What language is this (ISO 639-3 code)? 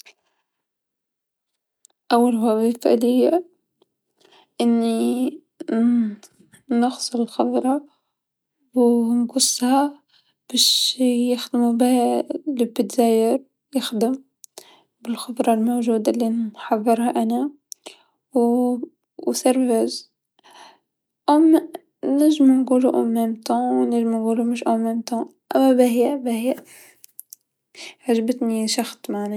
aeb